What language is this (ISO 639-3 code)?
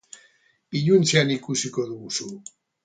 eus